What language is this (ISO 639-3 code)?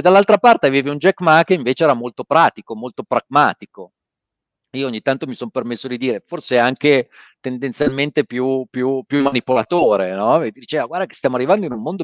ita